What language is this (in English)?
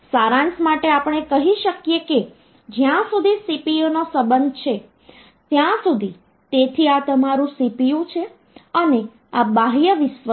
Gujarati